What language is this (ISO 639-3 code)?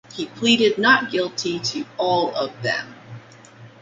eng